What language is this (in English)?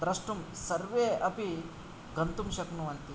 Sanskrit